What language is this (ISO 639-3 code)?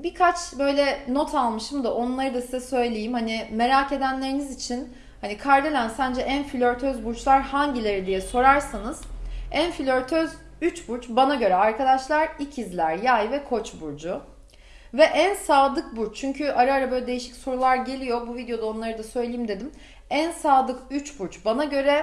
tur